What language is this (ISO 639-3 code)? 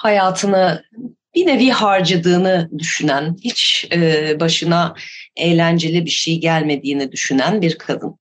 tur